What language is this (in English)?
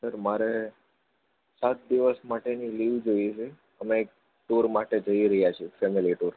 Gujarati